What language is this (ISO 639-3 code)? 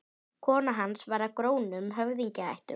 isl